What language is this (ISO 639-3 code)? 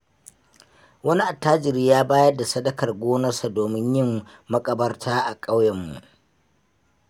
hau